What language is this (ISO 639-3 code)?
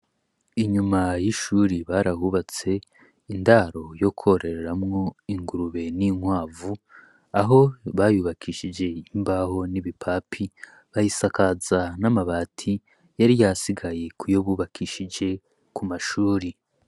run